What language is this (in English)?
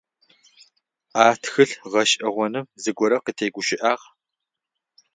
Adyghe